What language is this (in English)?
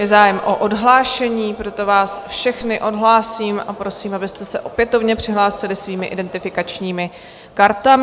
Czech